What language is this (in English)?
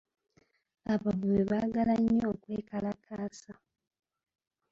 Ganda